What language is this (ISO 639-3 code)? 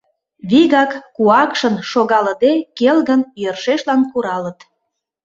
chm